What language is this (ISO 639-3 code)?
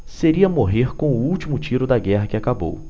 por